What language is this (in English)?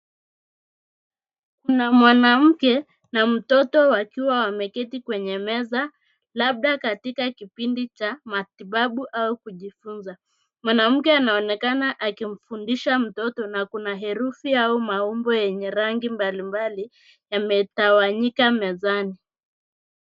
Swahili